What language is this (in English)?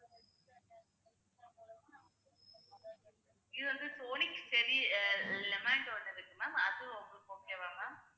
Tamil